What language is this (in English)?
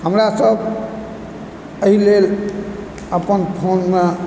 Maithili